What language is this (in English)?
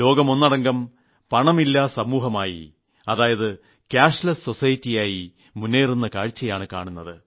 Malayalam